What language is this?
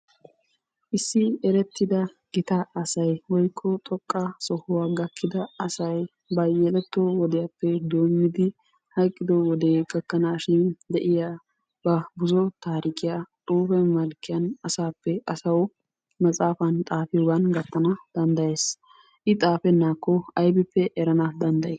Wolaytta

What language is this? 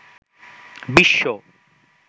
Bangla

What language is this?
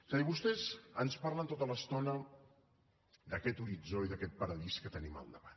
Catalan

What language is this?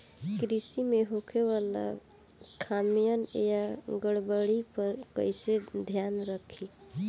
Bhojpuri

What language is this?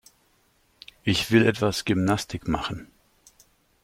German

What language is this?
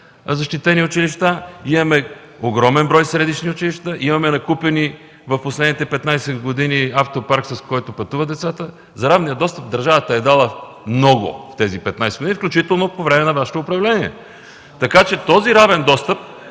Bulgarian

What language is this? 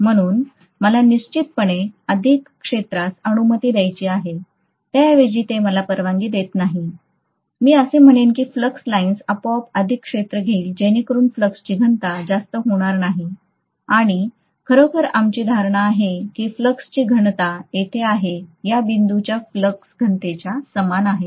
Marathi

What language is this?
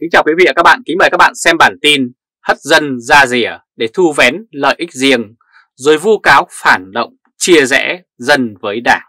Vietnamese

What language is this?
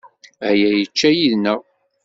Kabyle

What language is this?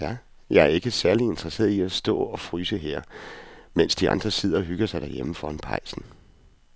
Danish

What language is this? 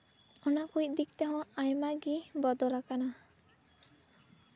Santali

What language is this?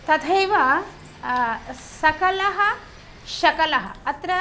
Sanskrit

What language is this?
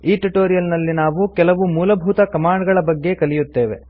Kannada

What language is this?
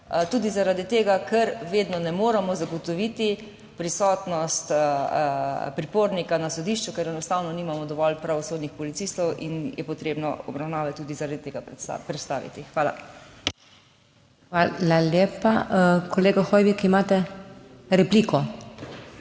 Slovenian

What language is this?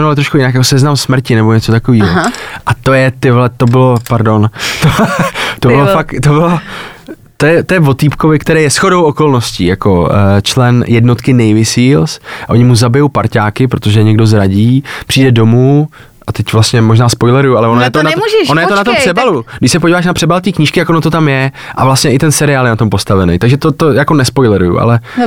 Czech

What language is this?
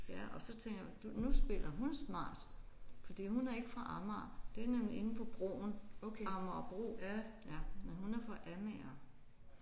Danish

